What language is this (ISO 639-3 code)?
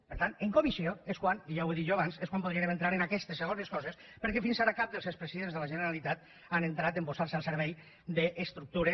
cat